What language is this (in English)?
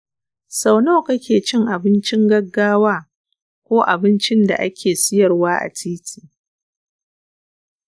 Hausa